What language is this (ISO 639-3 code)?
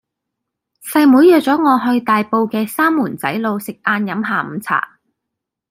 yue